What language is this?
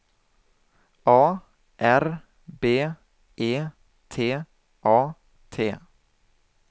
Swedish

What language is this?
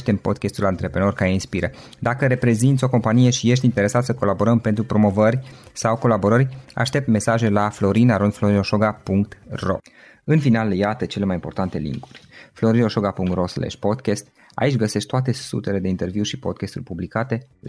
Romanian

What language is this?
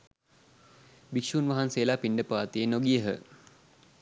Sinhala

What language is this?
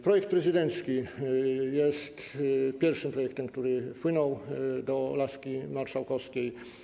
Polish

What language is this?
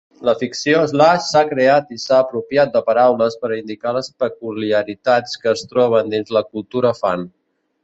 Catalan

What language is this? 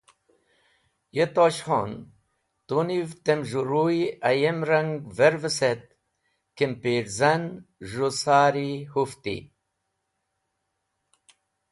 Wakhi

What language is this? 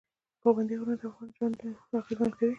Pashto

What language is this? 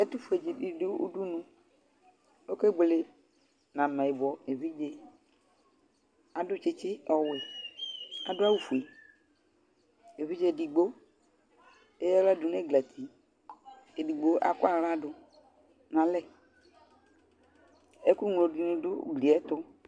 Ikposo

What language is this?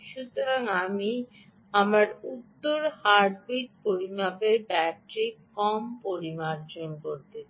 Bangla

